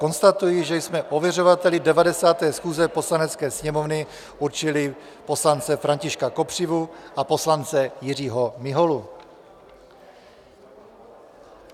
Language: Czech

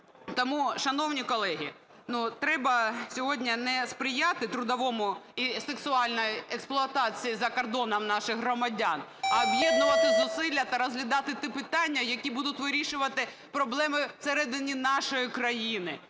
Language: Ukrainian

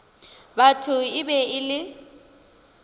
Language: Northern Sotho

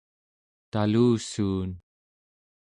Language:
Central Yupik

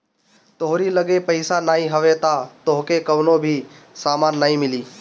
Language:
Bhojpuri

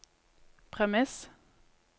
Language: Norwegian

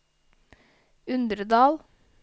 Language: Norwegian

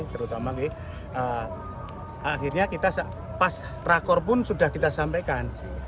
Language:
Indonesian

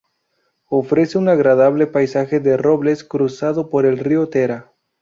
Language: Spanish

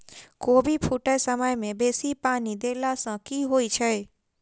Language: Maithili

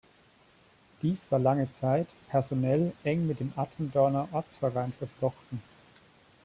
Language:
German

